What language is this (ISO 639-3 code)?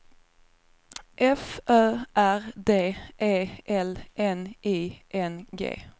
swe